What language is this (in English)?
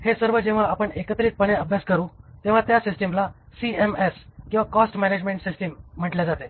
Marathi